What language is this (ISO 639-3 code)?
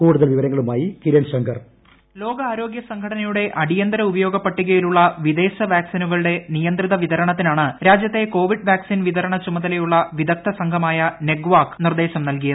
mal